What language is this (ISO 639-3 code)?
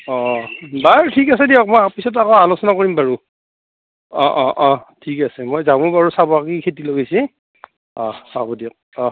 asm